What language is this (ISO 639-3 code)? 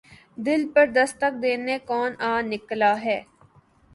urd